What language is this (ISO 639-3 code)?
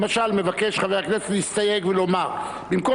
heb